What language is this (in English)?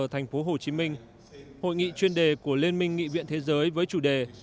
Vietnamese